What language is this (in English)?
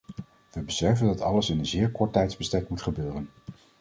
Dutch